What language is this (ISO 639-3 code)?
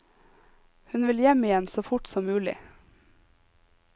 nor